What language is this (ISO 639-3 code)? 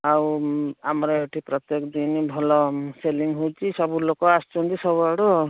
ori